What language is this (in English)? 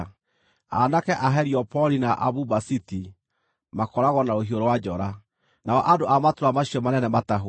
Kikuyu